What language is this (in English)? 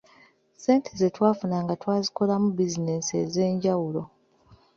Ganda